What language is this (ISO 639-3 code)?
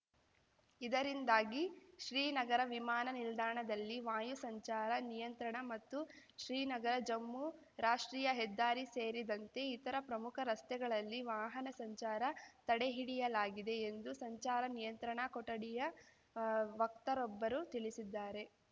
kan